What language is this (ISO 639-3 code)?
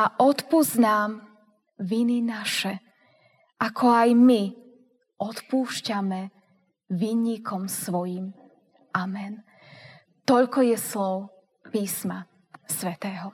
slk